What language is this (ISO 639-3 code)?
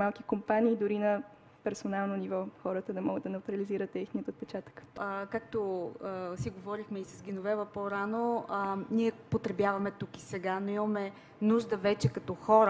bul